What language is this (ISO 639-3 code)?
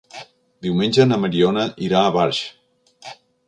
cat